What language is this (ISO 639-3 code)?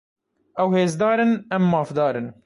kur